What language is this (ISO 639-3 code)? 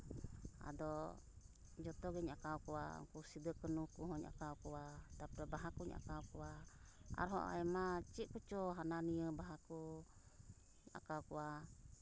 sat